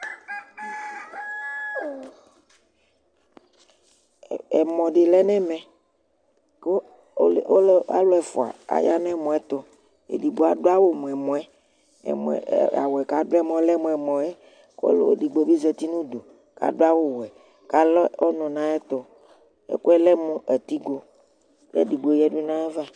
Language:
Ikposo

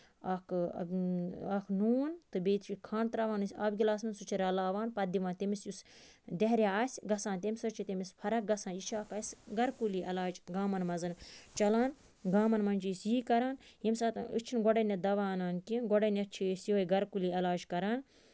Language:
Kashmiri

